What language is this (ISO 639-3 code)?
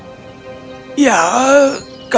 ind